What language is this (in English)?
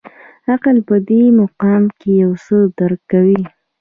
Pashto